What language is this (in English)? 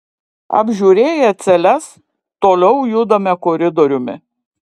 Lithuanian